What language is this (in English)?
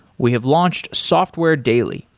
English